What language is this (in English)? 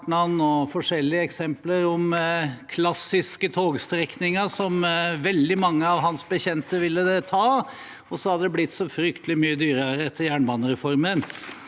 Norwegian